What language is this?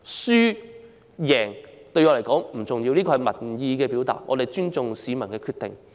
Cantonese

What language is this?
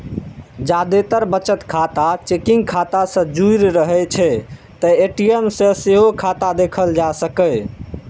Maithili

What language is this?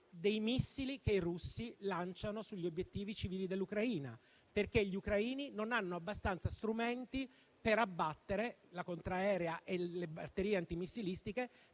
Italian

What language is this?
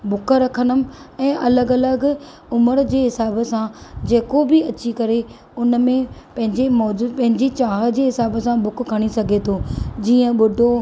Sindhi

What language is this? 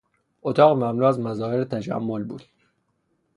Persian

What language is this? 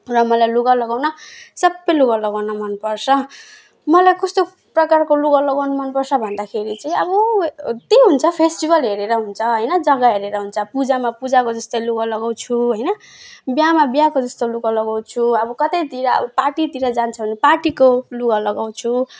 Nepali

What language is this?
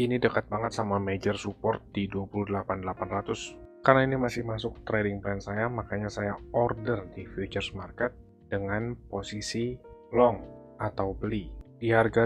Indonesian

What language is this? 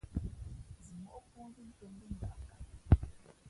Fe'fe'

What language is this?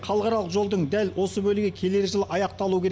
Kazakh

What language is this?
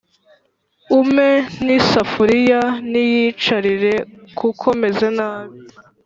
Kinyarwanda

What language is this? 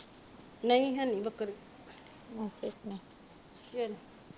Punjabi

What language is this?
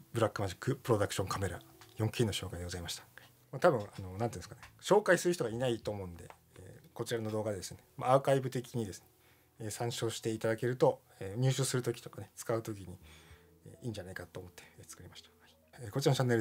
Japanese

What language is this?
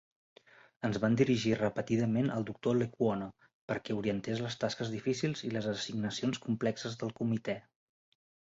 Catalan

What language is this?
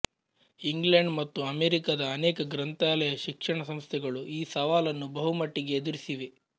Kannada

